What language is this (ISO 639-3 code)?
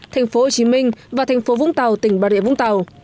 vie